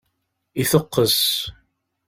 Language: Kabyle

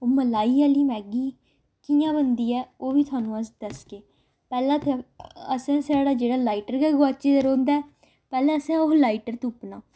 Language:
Dogri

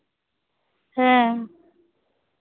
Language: Santali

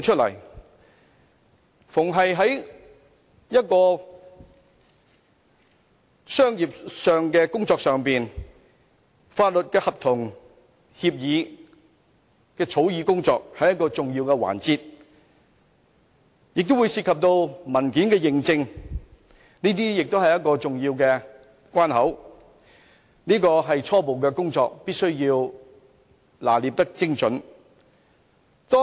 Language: Cantonese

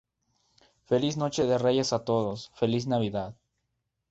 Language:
Spanish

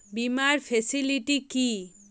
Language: Bangla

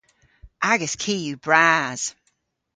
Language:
Cornish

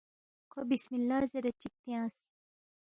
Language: Balti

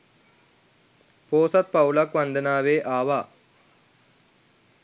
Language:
Sinhala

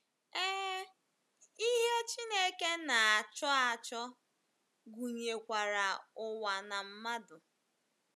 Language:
Igbo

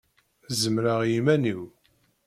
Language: Kabyle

